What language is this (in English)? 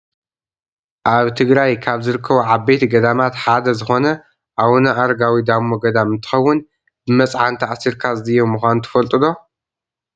Tigrinya